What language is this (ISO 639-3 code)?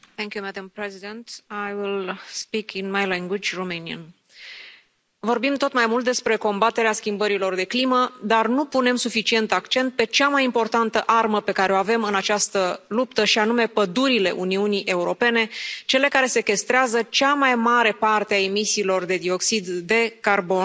ron